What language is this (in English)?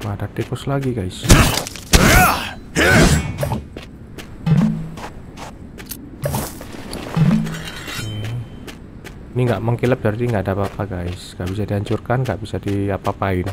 Indonesian